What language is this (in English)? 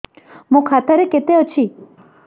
Odia